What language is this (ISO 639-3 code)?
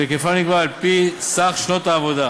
heb